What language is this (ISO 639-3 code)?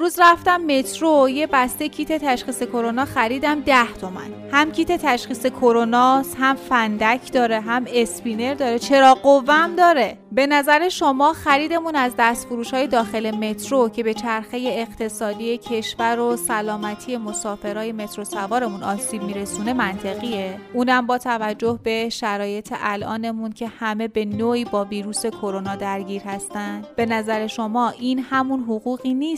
fas